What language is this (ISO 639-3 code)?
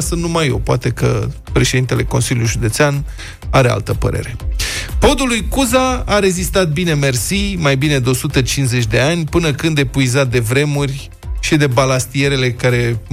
ron